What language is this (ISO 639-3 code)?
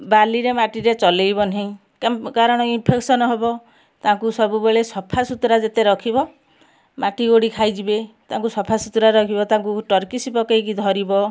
ori